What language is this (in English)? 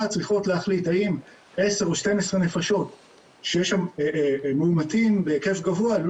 Hebrew